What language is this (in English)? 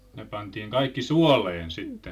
Finnish